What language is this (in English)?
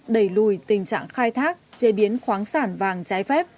Vietnamese